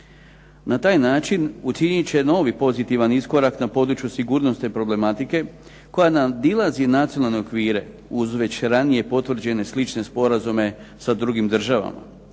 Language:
Croatian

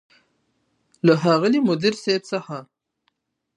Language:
Pashto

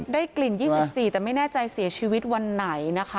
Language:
Thai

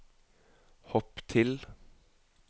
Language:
Norwegian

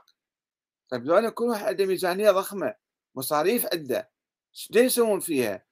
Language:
Arabic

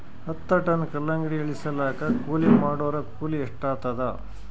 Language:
Kannada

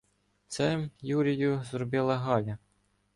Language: Ukrainian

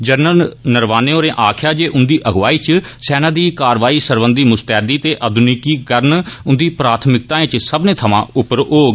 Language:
Dogri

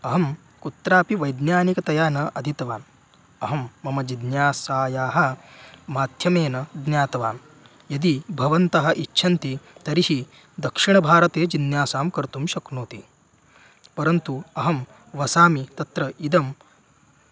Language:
Sanskrit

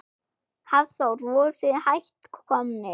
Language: Icelandic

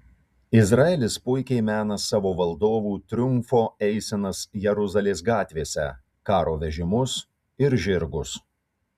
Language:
Lithuanian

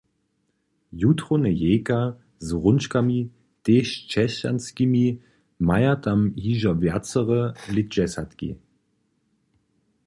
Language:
Upper Sorbian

